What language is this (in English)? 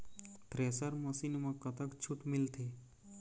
Chhattisgarhi